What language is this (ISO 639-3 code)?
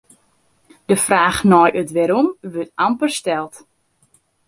fry